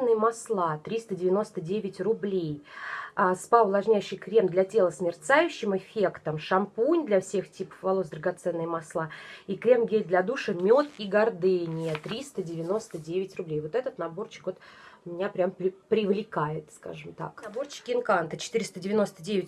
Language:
Russian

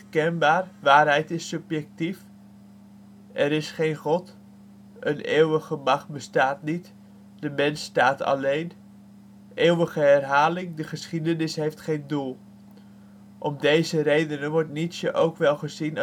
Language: Dutch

